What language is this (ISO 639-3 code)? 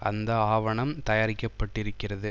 tam